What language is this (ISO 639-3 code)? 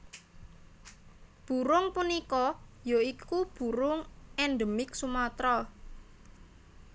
jav